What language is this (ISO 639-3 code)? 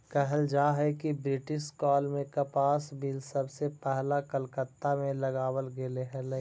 mag